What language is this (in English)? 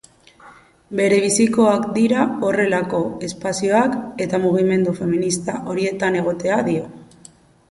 Basque